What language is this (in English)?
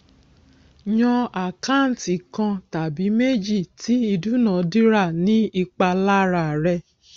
Yoruba